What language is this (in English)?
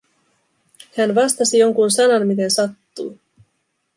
Finnish